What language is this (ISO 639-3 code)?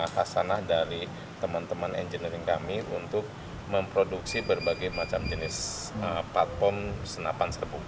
ind